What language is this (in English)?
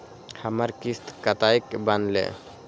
Maithili